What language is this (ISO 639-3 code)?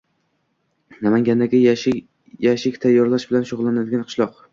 uzb